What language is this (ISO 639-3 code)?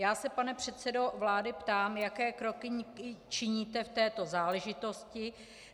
ces